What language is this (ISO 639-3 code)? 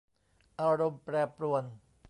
tha